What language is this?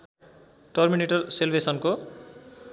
Nepali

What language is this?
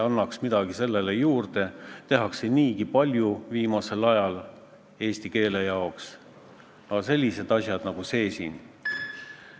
Estonian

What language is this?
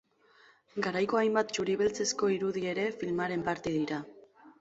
Basque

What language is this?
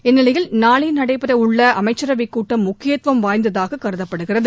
Tamil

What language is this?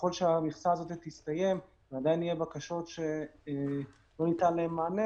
Hebrew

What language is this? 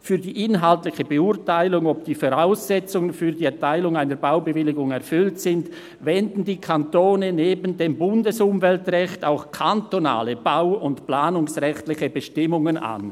Swiss German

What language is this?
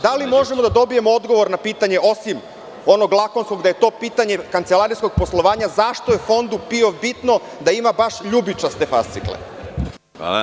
Serbian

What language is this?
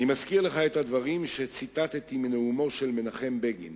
Hebrew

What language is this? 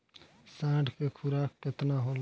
Bhojpuri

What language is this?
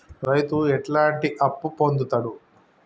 Telugu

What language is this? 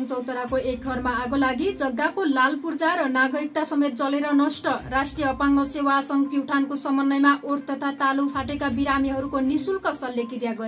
Hindi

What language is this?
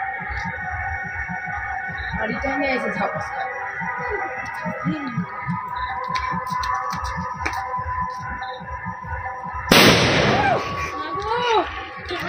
Bangla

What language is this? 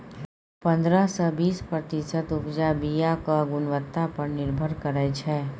Maithili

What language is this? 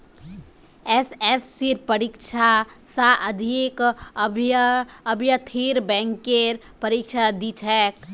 Magahi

